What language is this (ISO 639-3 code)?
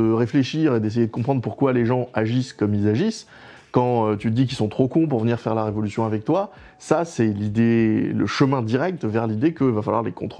fra